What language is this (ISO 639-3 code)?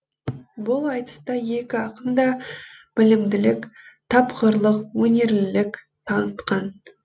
kaz